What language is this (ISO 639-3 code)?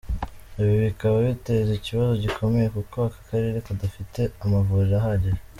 kin